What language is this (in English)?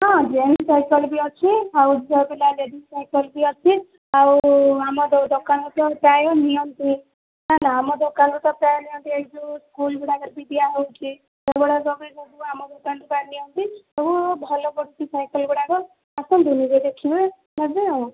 Odia